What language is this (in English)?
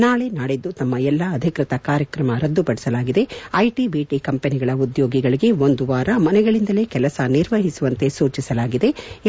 Kannada